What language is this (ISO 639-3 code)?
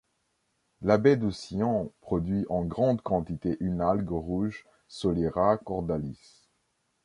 fra